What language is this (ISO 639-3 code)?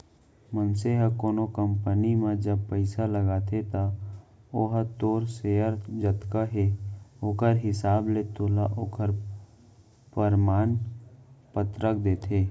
hne